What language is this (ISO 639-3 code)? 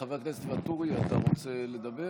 heb